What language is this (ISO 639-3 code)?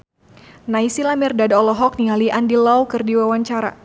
sun